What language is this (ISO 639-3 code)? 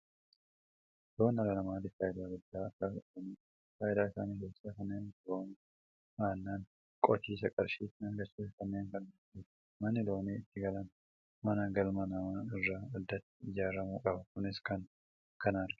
orm